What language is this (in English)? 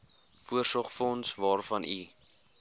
Afrikaans